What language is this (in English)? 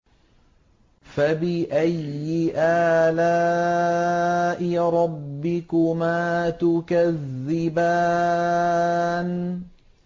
Arabic